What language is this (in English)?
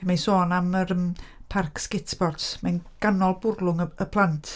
Welsh